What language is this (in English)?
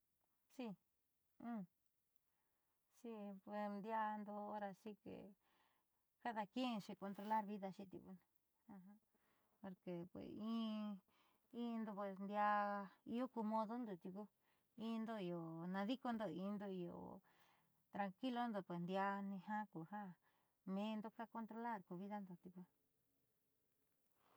Southeastern Nochixtlán Mixtec